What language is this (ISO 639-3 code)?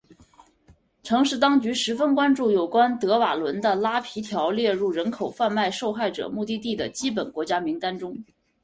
zho